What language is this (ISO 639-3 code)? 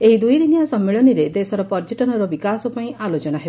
ori